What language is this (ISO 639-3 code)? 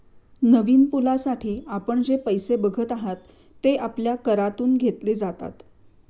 mar